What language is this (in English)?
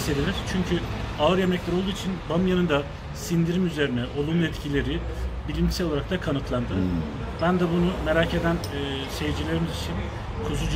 Turkish